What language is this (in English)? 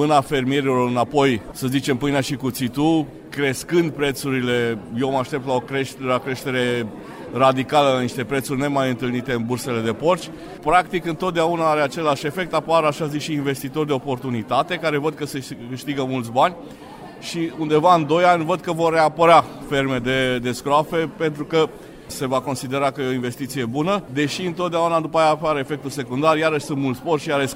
Romanian